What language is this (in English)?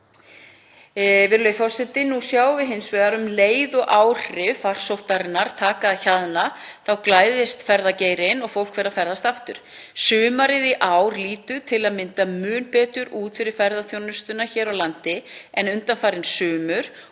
Icelandic